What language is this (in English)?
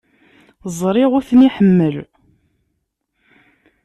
Kabyle